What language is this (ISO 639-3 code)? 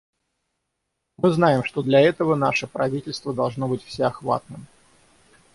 rus